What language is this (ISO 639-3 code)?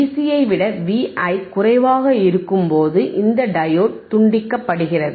tam